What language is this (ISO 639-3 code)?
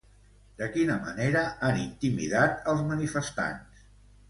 cat